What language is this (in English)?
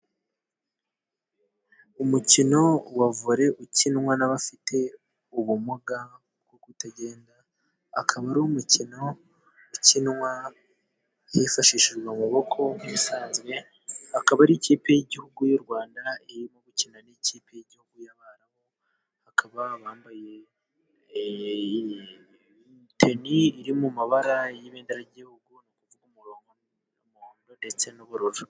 Kinyarwanda